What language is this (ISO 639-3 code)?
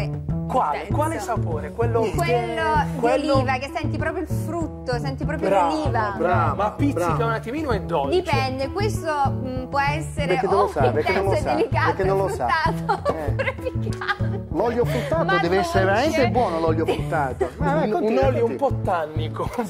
ita